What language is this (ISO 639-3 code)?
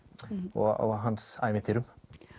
isl